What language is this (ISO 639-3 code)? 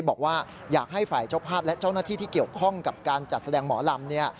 tha